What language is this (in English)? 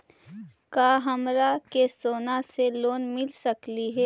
Magahi